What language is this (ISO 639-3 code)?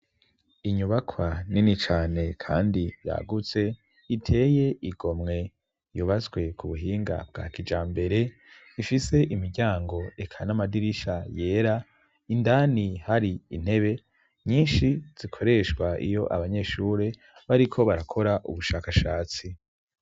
run